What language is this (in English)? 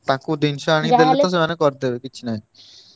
Odia